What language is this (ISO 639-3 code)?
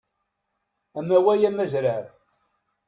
kab